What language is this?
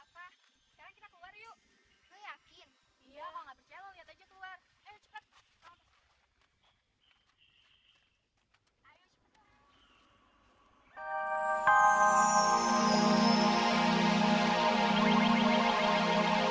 Indonesian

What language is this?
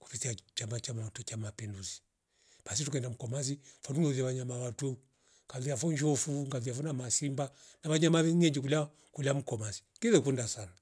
Rombo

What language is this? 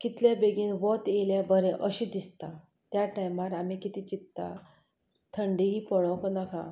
Konkani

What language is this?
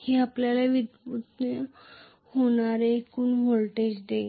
Marathi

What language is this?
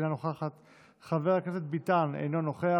Hebrew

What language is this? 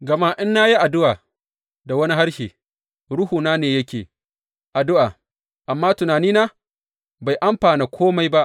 Hausa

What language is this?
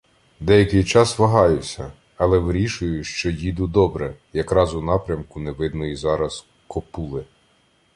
Ukrainian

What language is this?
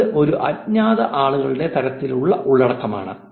Malayalam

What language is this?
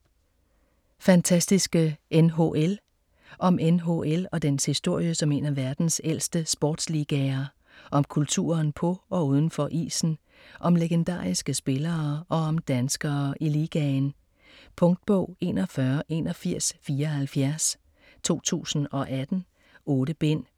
Danish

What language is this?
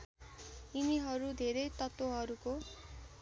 Nepali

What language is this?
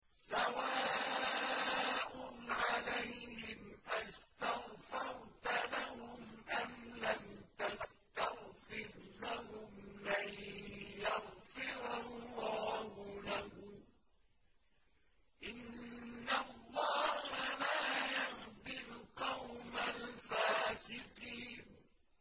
Arabic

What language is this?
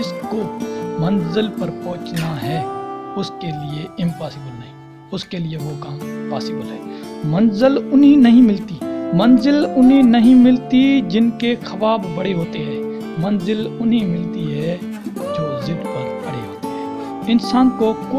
Urdu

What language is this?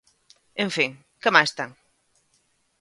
Galician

